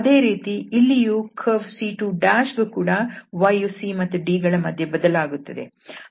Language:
Kannada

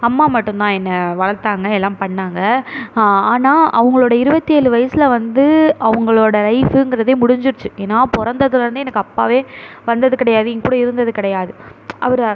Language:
Tamil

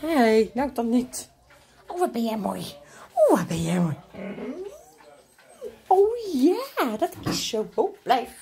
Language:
Dutch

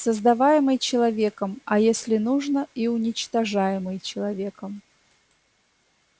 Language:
Russian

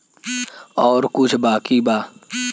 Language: Bhojpuri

